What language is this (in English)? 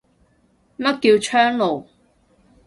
Cantonese